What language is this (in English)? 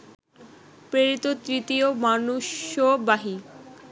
Bangla